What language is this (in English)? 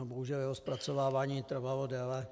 Czech